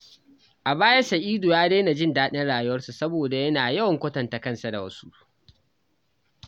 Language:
Hausa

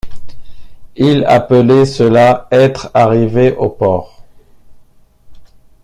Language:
French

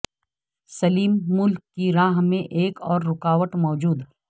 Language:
Urdu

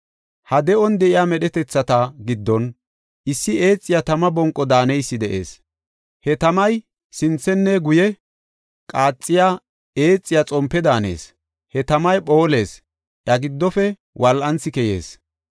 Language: Gofa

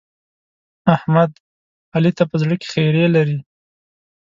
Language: Pashto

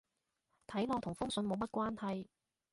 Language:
Cantonese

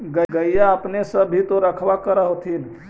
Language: Magahi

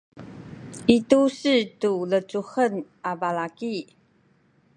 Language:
Sakizaya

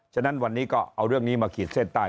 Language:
Thai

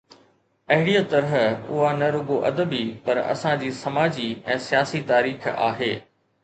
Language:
Sindhi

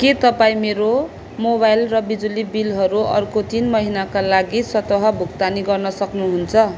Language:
Nepali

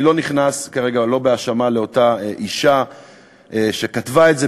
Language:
Hebrew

